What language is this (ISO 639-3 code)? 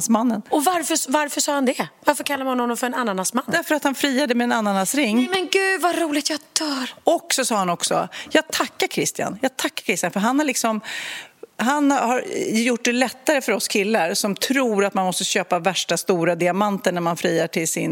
swe